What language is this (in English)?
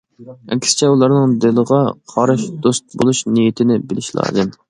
Uyghur